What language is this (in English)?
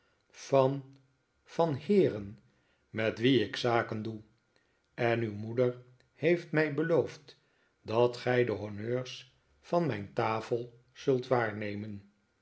Dutch